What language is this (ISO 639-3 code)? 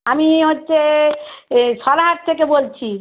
ben